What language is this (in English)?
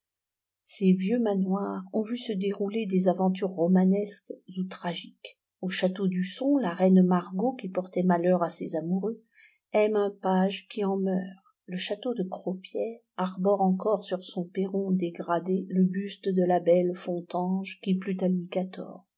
French